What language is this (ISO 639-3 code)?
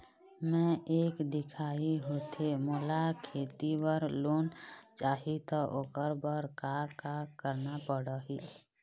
hne